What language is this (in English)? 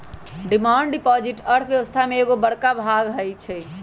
Magahi